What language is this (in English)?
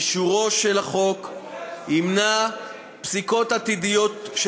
Hebrew